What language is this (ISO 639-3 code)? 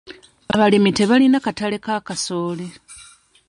lug